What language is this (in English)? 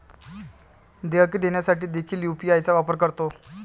Marathi